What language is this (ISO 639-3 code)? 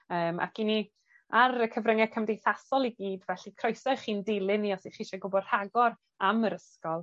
cym